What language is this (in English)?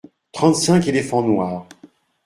French